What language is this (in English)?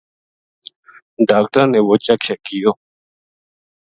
Gujari